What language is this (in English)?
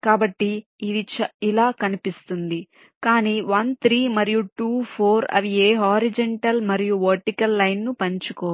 Telugu